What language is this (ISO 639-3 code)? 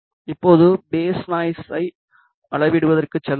tam